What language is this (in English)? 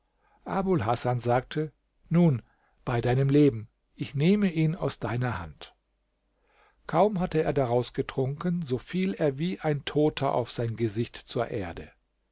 German